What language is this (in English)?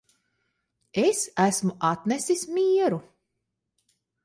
Latvian